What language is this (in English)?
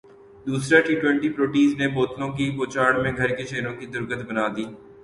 Urdu